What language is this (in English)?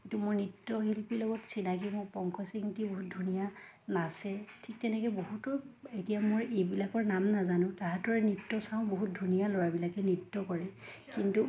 Assamese